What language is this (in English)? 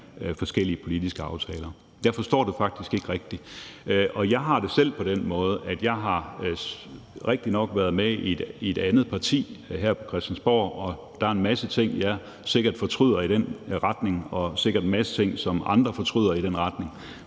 Danish